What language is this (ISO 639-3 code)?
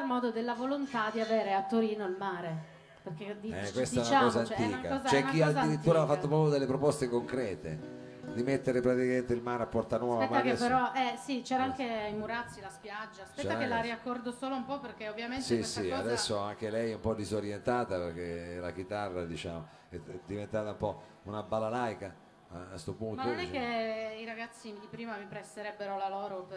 ita